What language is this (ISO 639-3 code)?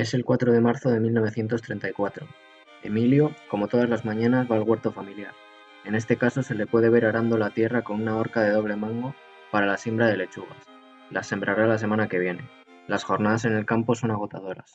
spa